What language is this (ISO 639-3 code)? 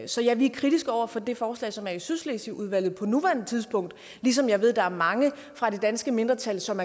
dan